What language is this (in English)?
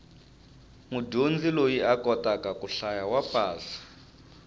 Tsonga